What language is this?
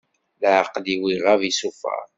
Kabyle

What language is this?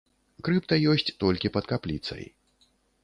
Belarusian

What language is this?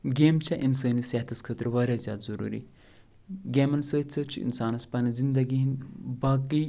Kashmiri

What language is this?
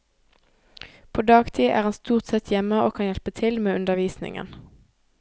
Norwegian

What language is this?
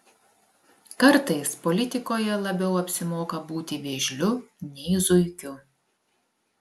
Lithuanian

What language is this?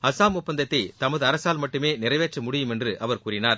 Tamil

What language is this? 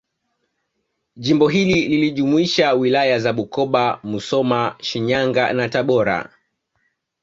Swahili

